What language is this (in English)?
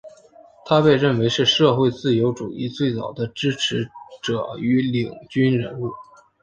Chinese